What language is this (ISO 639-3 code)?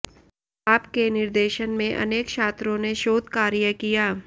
san